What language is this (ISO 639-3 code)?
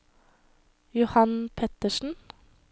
nor